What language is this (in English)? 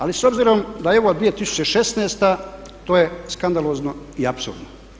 Croatian